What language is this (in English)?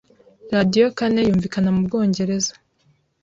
Kinyarwanda